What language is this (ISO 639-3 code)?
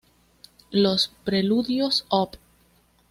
spa